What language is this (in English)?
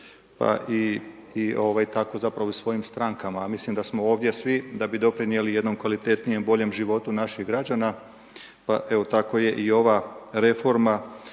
Croatian